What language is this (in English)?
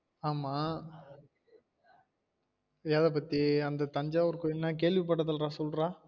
Tamil